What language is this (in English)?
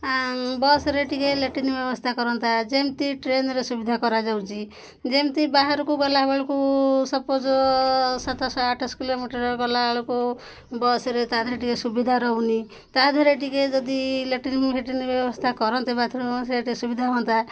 Odia